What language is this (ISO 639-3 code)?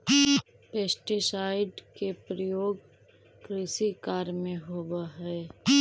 mag